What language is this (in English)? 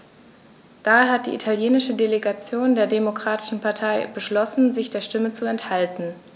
German